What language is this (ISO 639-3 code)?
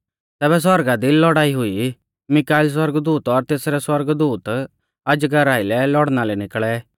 bfz